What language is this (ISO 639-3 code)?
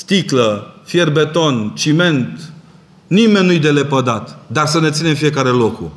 ron